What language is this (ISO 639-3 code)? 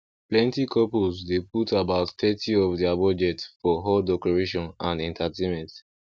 pcm